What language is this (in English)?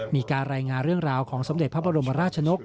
Thai